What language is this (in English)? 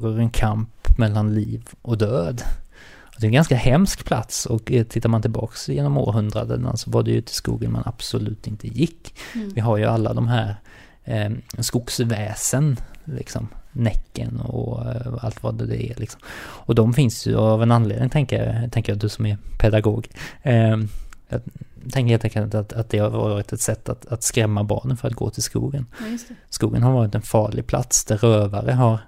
Swedish